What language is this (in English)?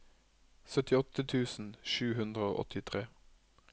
Norwegian